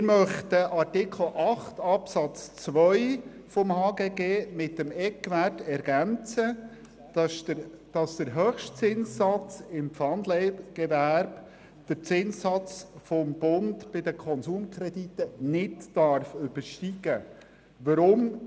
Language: Swiss German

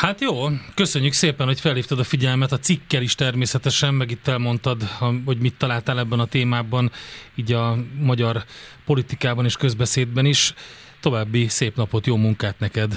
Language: Hungarian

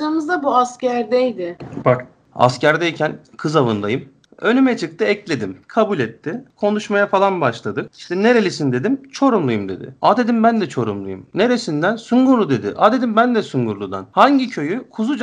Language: Turkish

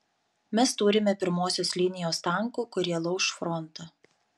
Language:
Lithuanian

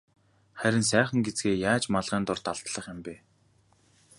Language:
Mongolian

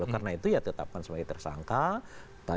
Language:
Indonesian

